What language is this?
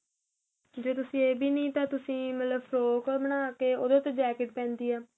Punjabi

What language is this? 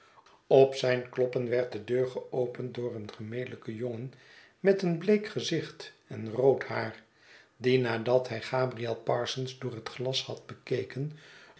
Dutch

